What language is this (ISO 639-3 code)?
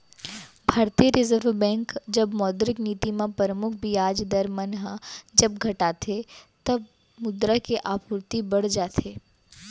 hne